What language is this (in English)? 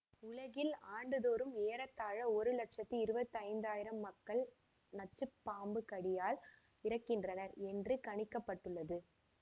Tamil